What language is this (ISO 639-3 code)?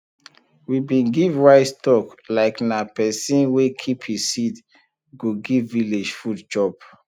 pcm